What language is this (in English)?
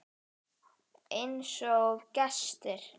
Icelandic